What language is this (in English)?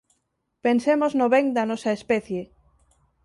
Galician